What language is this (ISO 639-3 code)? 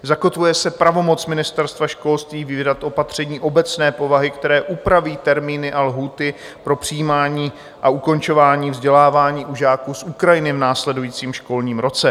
ces